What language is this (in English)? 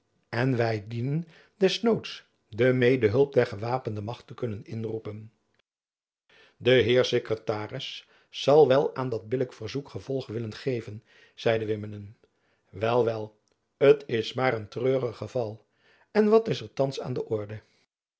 Dutch